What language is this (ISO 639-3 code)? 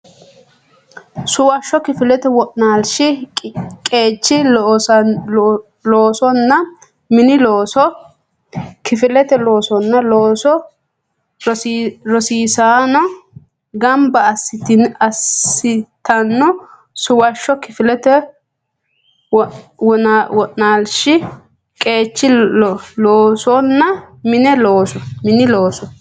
sid